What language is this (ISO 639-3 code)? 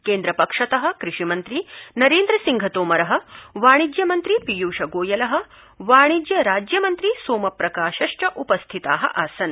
san